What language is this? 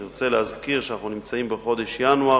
Hebrew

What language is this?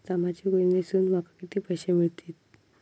Marathi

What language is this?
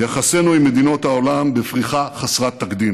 Hebrew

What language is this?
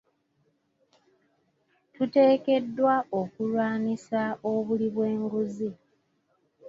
Ganda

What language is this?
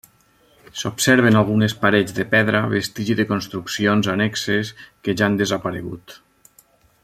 Catalan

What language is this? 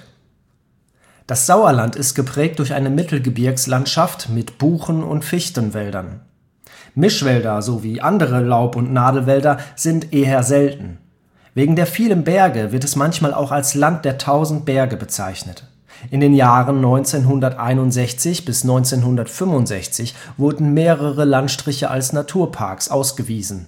German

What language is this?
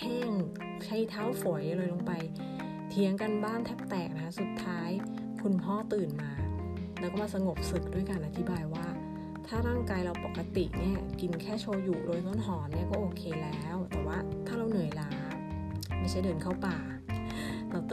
Thai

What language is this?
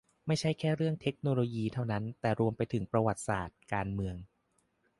Thai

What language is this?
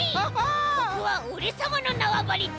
Japanese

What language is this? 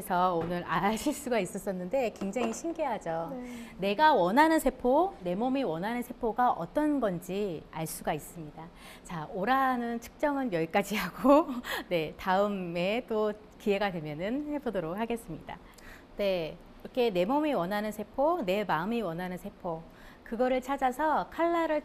Korean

